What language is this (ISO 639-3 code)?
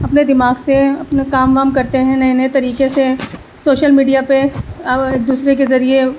urd